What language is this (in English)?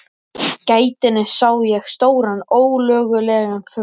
Icelandic